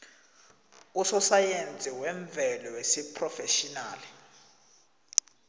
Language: South Ndebele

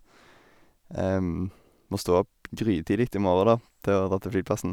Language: Norwegian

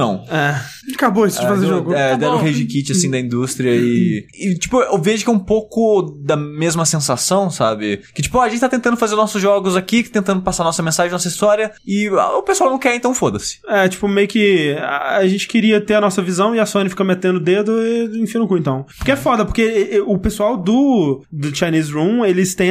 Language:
Portuguese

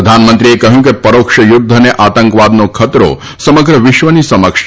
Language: Gujarati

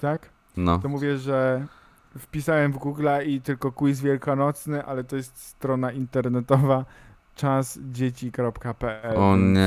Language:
Polish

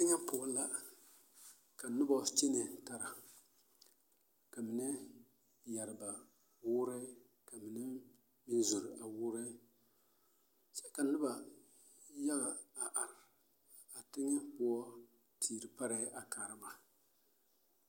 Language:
Southern Dagaare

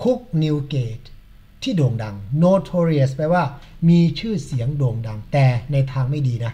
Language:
Thai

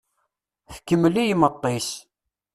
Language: Kabyle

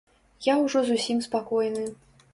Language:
Belarusian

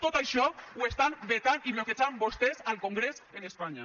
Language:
Catalan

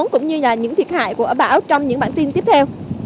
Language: Vietnamese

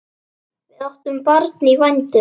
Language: Icelandic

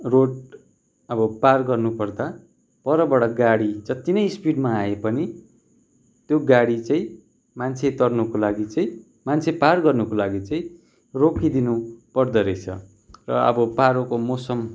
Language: Nepali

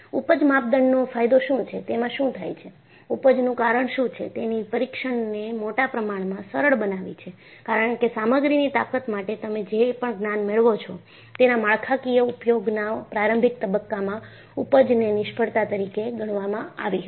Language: Gujarati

